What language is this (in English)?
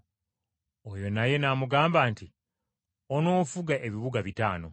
Ganda